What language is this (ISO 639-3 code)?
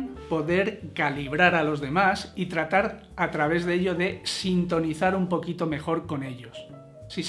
spa